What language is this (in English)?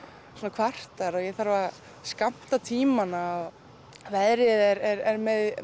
Icelandic